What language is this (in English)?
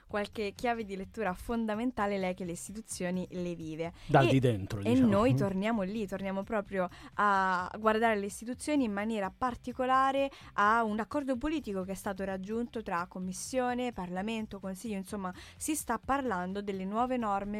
Italian